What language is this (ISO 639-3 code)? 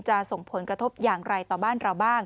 tha